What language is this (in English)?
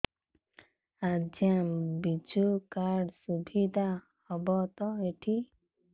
Odia